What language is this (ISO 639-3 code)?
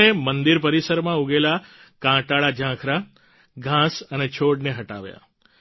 guj